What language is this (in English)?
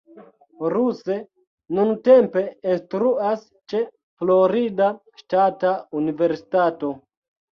Esperanto